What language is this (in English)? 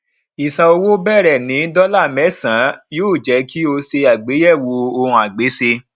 Yoruba